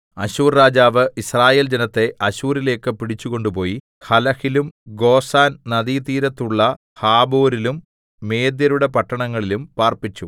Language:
Malayalam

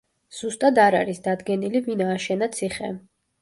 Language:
Georgian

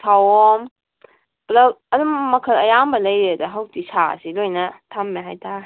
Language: Manipuri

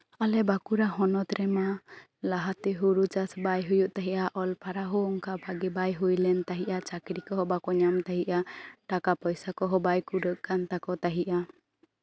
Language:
Santali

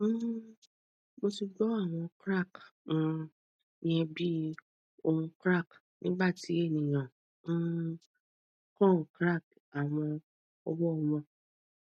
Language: Yoruba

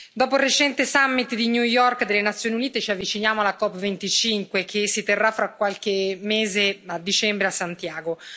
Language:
Italian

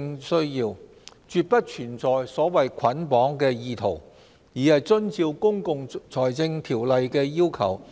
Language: Cantonese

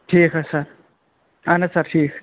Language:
Kashmiri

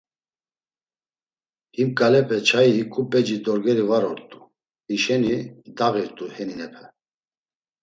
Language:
Laz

